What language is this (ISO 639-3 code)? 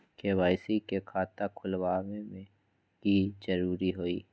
mag